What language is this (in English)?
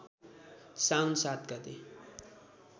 Nepali